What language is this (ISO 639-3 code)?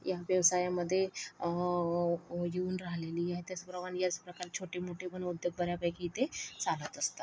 mar